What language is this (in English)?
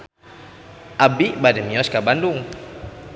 Sundanese